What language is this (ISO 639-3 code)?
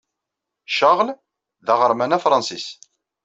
kab